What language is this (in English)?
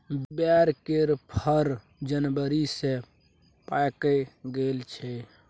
Maithili